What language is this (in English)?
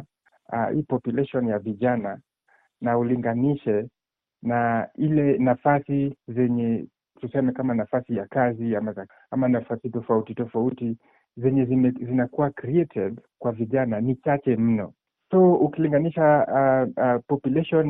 Swahili